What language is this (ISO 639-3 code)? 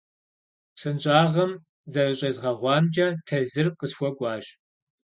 kbd